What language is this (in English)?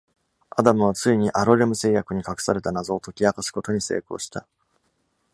Japanese